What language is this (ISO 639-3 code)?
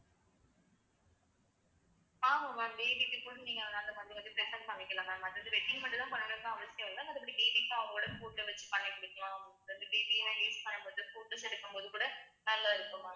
tam